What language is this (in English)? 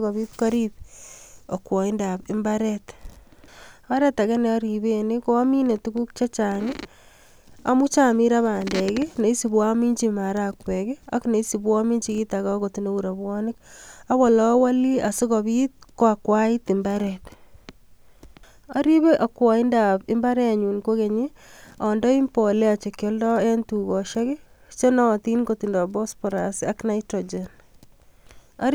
Kalenjin